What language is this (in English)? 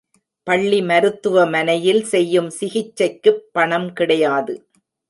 Tamil